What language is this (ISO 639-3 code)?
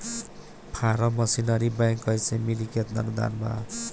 bho